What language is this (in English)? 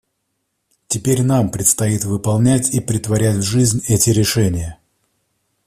Russian